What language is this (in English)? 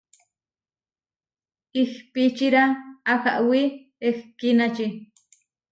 Huarijio